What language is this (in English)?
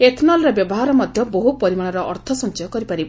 Odia